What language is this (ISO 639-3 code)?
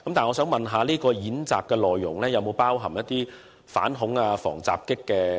yue